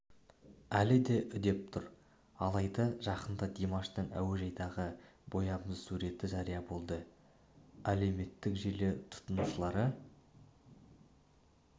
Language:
Kazakh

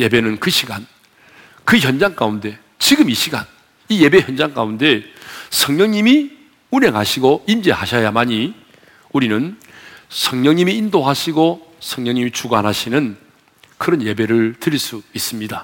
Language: Korean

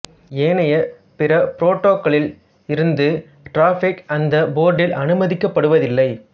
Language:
Tamil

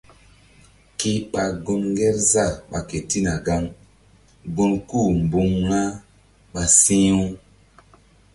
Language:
Mbum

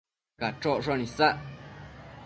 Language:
Matsés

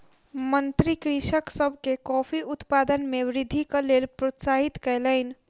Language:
Maithili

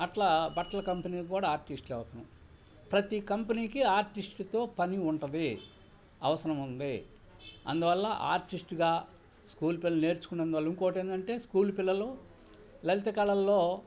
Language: Telugu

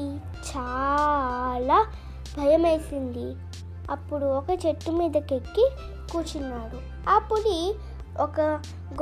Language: Telugu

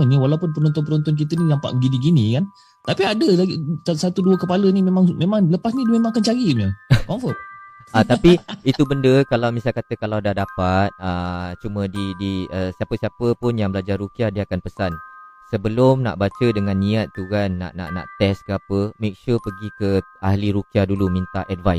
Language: Malay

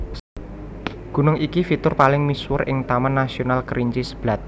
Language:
Javanese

